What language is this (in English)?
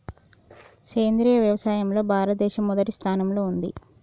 Telugu